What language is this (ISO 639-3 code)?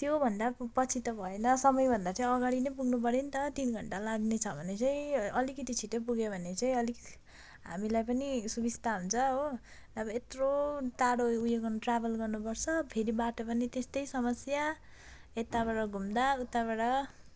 nep